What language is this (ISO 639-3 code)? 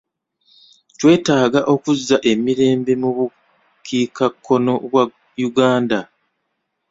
lug